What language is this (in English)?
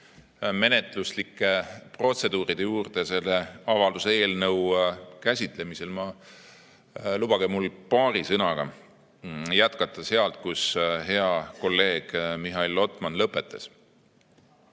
Estonian